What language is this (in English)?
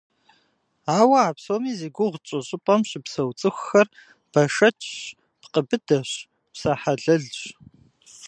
Kabardian